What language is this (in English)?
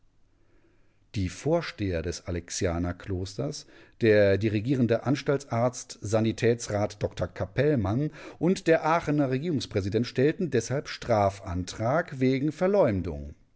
German